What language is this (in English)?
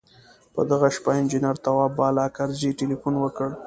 Pashto